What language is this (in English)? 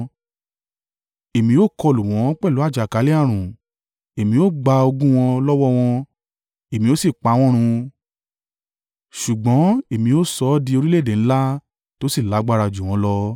Yoruba